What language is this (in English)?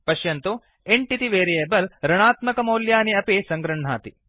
Sanskrit